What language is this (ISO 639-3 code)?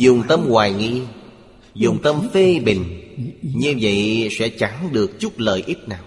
vie